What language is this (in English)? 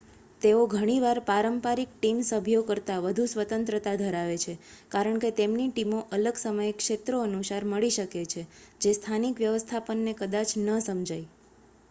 Gujarati